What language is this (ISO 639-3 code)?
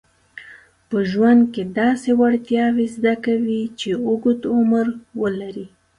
pus